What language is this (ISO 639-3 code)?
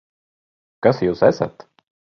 lav